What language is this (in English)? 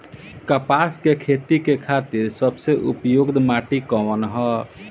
Bhojpuri